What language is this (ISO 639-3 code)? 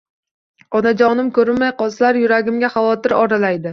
uzb